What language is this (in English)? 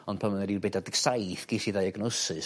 Welsh